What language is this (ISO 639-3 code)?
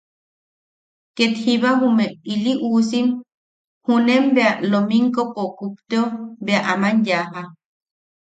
yaq